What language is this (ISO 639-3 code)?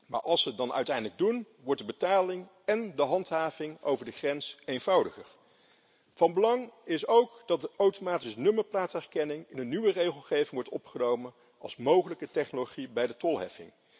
nld